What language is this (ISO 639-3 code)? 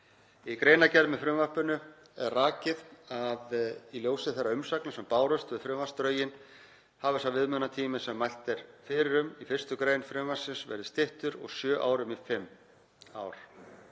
isl